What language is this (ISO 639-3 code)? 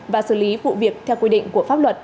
vie